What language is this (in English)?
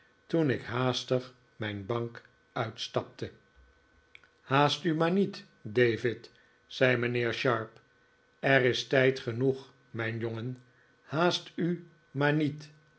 Dutch